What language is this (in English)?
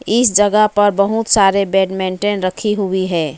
Hindi